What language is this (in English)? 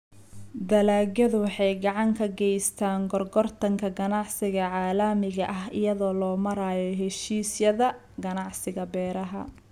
Somali